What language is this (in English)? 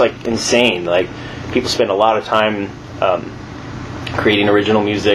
Finnish